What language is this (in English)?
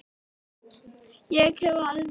Icelandic